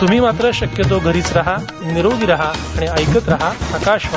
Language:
Marathi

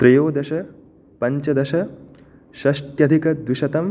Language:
Sanskrit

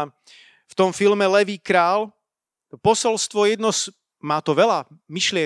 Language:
Slovak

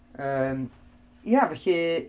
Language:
Welsh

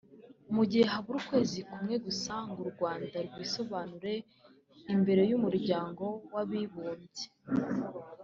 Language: Kinyarwanda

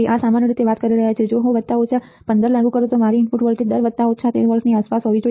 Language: Gujarati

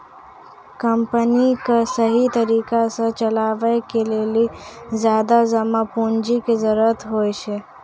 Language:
Maithili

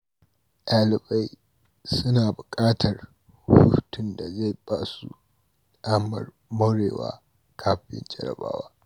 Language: Hausa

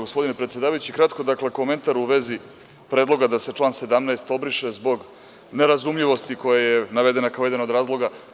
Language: Serbian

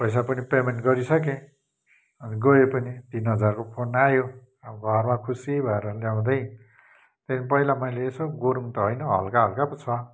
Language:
Nepali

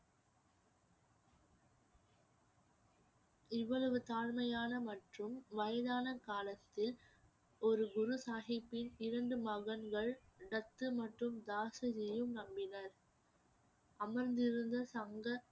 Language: Tamil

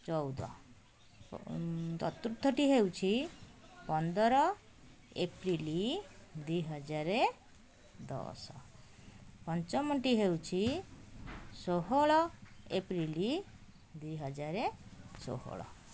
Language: Odia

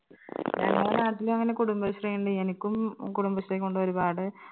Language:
Malayalam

